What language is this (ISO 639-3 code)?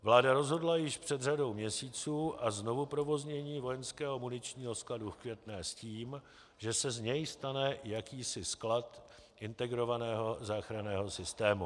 ces